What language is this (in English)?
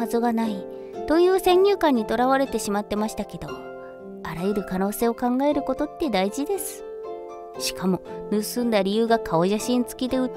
Japanese